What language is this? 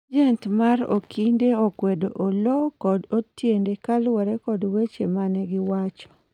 Luo (Kenya and Tanzania)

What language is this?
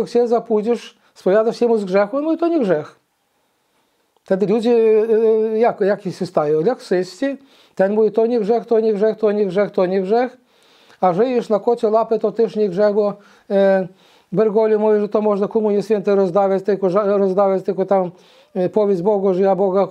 Polish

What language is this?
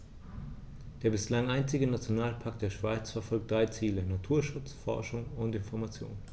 German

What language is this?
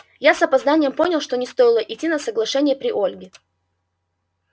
Russian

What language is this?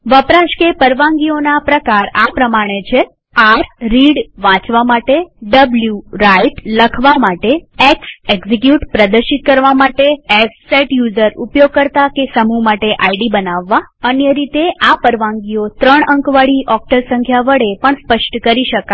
Gujarati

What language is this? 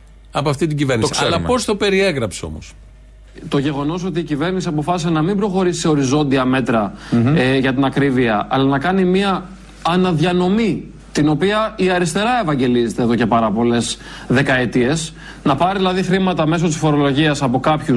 Greek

